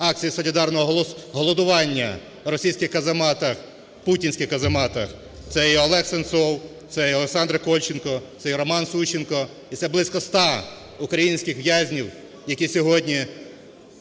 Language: Ukrainian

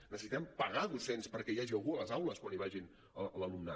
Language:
Catalan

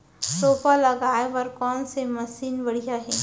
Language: Chhattisgarhi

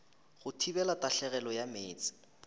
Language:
Northern Sotho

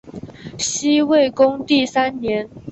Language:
Chinese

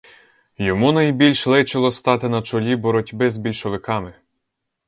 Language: Ukrainian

